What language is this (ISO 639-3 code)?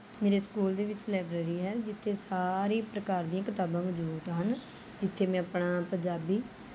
pan